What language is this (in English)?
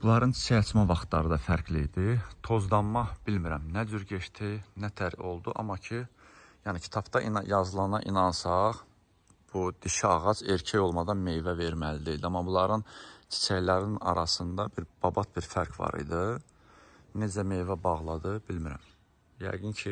Turkish